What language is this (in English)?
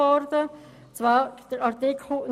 Swiss German